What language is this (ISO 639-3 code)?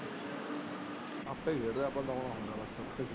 pan